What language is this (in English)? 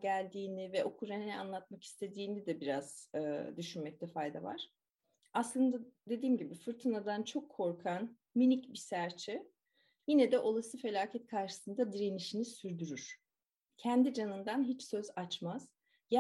Turkish